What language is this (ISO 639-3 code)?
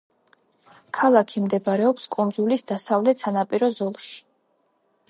kat